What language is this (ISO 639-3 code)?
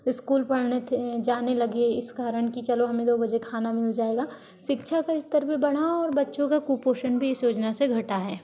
hin